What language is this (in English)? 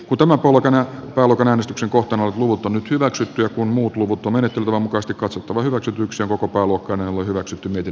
Finnish